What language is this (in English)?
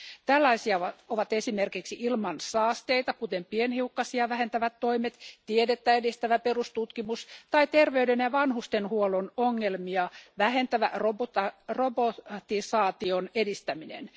Finnish